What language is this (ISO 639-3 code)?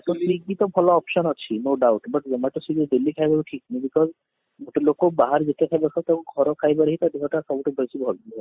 ori